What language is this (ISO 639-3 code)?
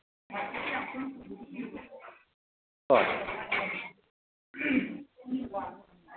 mni